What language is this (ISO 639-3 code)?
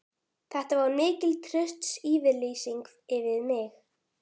isl